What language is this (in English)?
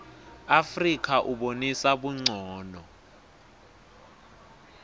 Swati